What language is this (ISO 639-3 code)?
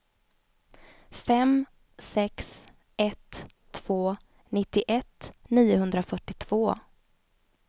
swe